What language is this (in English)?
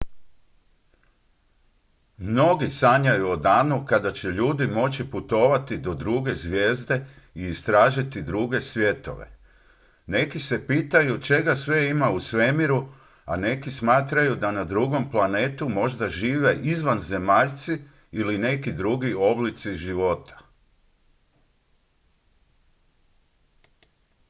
Croatian